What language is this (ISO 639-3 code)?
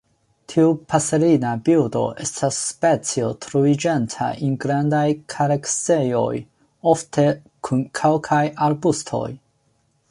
epo